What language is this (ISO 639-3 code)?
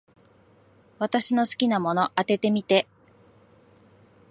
jpn